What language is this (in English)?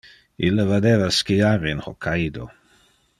Interlingua